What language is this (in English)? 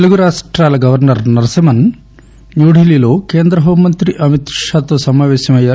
Telugu